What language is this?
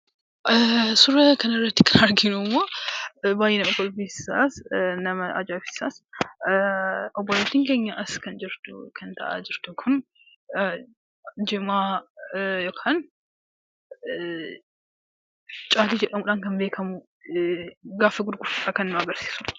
Oromo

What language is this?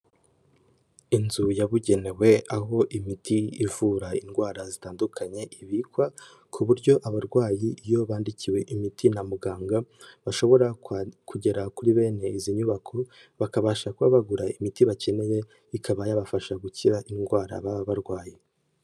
Kinyarwanda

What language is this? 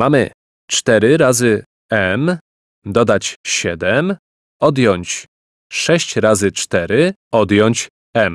Polish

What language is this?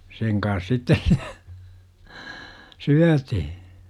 Finnish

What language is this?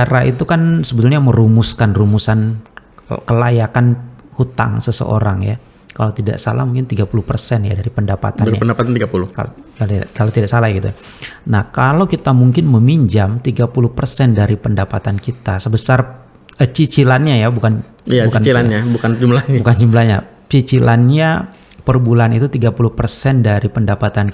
Indonesian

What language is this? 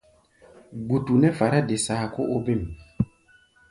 Gbaya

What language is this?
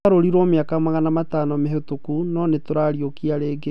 Kikuyu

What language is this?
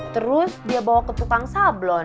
Indonesian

